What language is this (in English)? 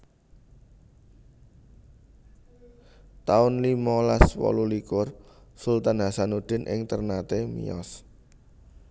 Javanese